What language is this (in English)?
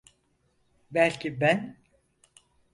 Turkish